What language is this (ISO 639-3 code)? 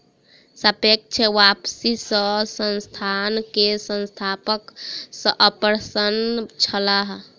mai